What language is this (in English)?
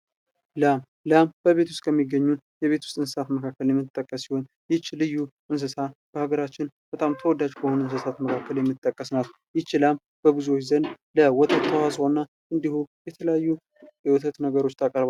Amharic